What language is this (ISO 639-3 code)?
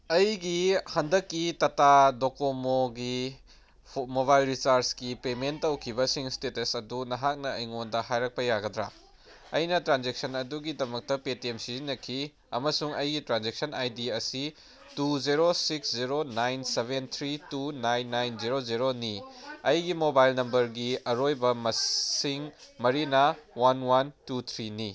mni